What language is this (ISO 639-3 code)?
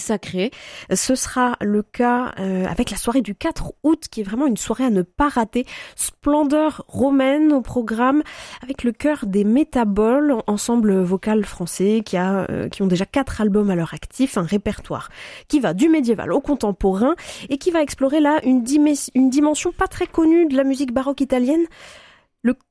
fra